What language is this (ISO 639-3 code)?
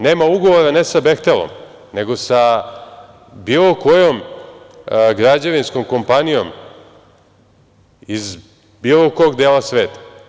srp